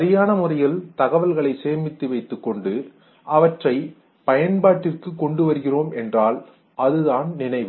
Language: Tamil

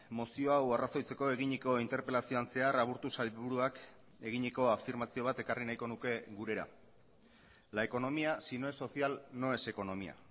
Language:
Basque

